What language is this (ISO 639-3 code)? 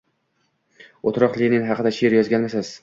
uzb